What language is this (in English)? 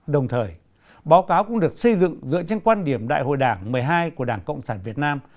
Vietnamese